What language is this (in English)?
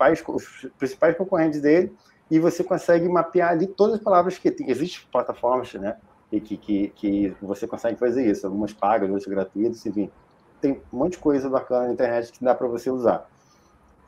Portuguese